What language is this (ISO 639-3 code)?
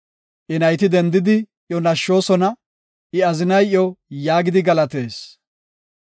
gof